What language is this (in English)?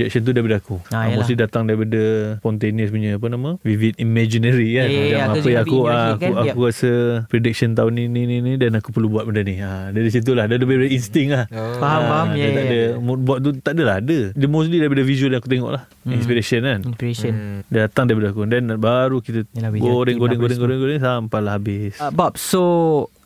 Malay